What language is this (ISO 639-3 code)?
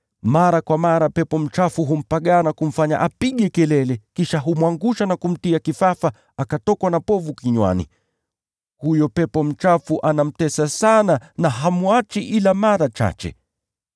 swa